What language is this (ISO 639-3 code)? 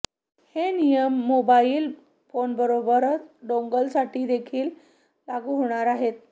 mar